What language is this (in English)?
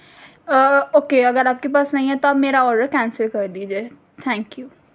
Urdu